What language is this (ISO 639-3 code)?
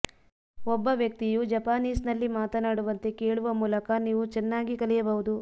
kan